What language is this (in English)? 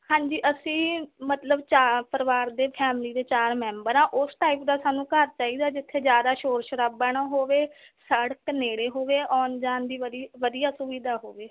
Punjabi